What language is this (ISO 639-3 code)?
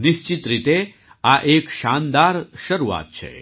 guj